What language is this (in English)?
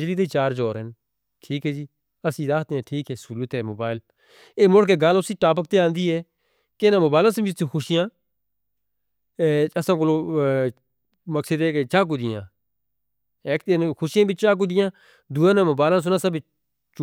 Northern Hindko